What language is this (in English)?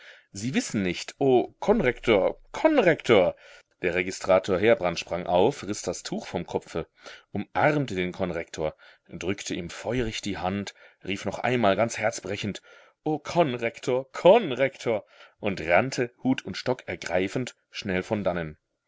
German